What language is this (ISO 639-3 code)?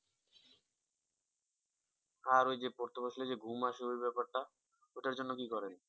ben